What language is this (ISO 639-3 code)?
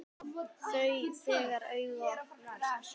isl